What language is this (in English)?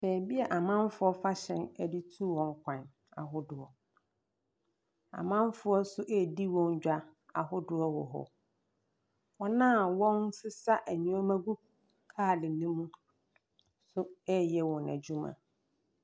Akan